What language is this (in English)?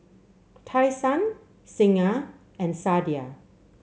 English